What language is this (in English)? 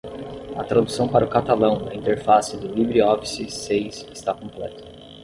Portuguese